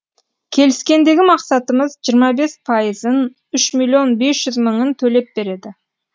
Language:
Kazakh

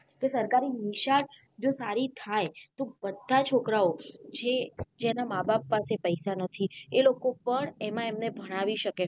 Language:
Gujarati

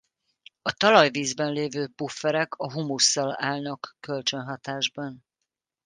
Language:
Hungarian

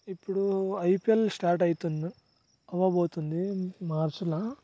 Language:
Telugu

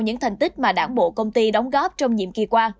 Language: Vietnamese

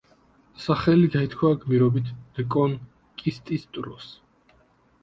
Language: Georgian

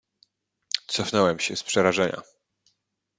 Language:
Polish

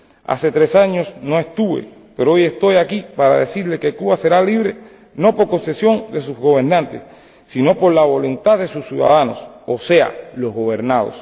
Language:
Spanish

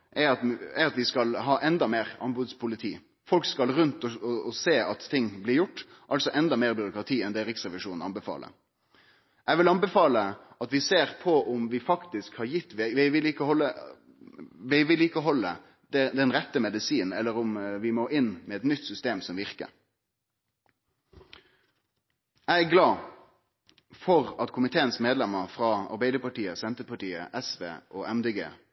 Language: Norwegian Nynorsk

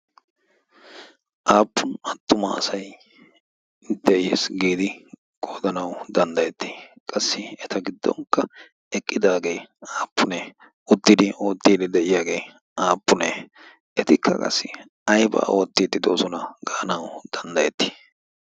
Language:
Wolaytta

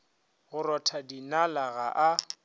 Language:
Northern Sotho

